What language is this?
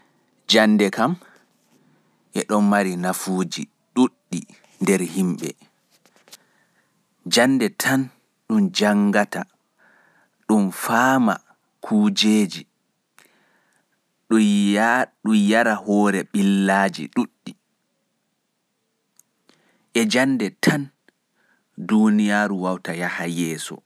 Fula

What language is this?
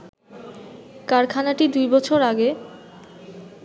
Bangla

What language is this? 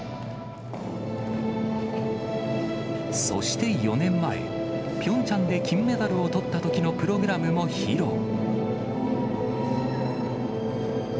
Japanese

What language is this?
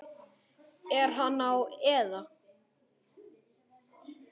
Icelandic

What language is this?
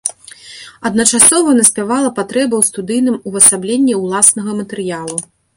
Belarusian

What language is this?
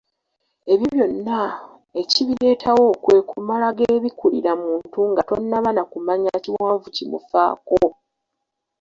Ganda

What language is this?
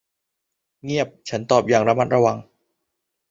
Thai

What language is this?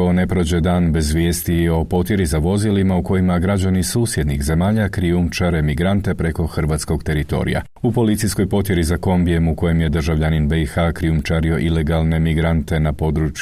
Croatian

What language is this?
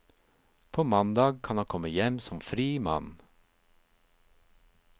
Norwegian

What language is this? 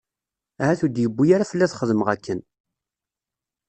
Kabyle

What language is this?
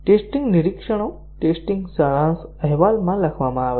Gujarati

